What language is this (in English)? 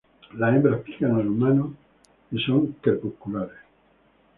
Spanish